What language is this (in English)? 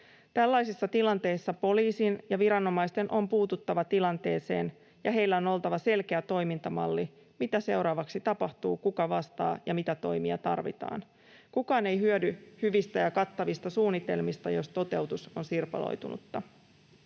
Finnish